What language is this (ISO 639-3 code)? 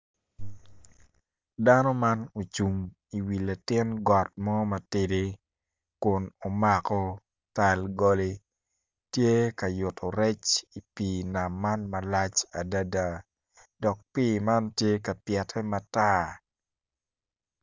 ach